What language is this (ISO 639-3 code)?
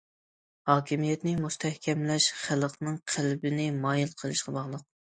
uig